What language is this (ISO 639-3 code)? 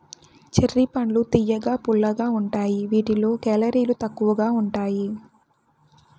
tel